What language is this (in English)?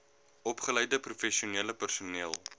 Afrikaans